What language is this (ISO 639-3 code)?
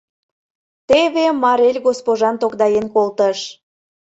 chm